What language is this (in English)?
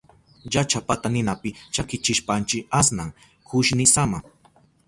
Southern Pastaza Quechua